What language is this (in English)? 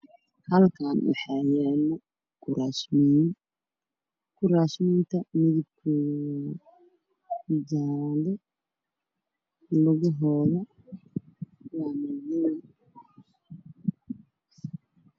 Somali